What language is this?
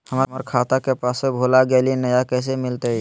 Magahi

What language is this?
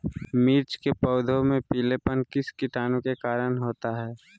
Magahi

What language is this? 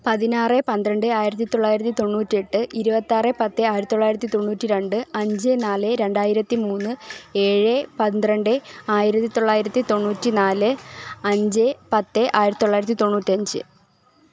Malayalam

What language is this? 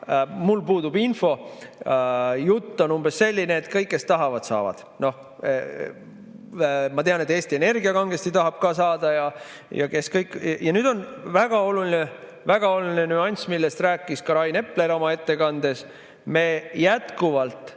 Estonian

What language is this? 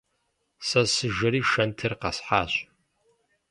Kabardian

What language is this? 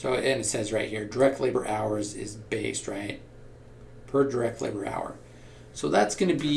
English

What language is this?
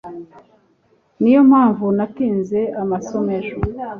Kinyarwanda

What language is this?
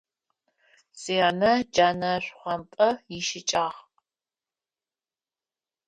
Adyghe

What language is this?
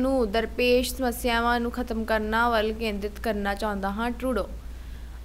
Hindi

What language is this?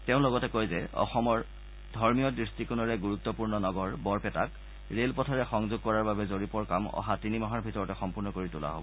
Assamese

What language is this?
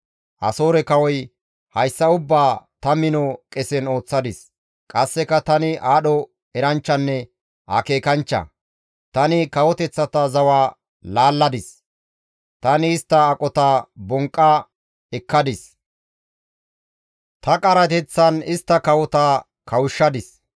Gamo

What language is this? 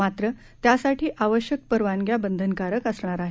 Marathi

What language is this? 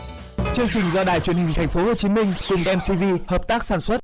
Vietnamese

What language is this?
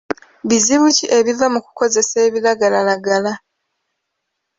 Ganda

